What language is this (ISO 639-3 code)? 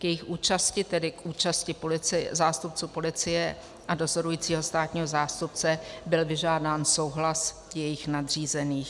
ces